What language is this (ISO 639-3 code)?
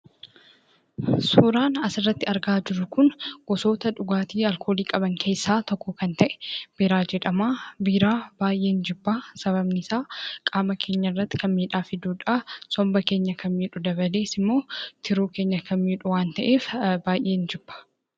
orm